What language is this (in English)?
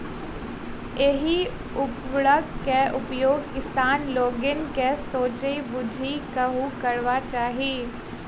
Maithili